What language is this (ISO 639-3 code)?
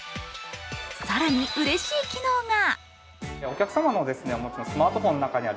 jpn